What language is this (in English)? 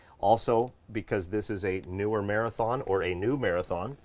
English